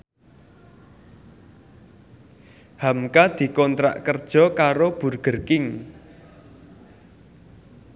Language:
Javanese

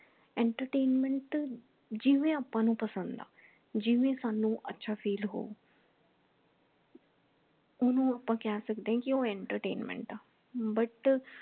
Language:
Punjabi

